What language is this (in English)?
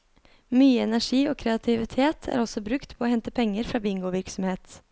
Norwegian